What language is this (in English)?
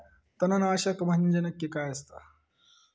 Marathi